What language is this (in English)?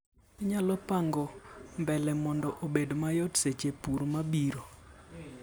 Luo (Kenya and Tanzania)